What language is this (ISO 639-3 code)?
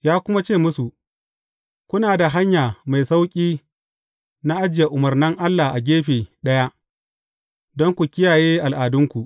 hau